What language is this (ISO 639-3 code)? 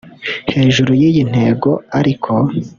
kin